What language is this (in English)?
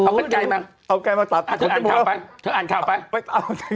Thai